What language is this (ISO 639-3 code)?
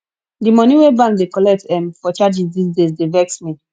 pcm